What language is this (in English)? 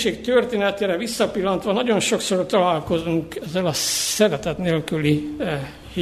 Hungarian